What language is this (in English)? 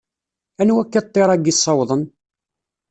Kabyle